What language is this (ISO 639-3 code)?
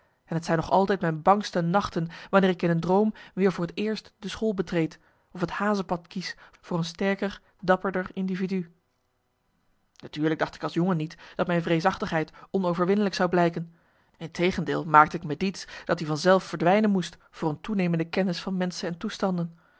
nld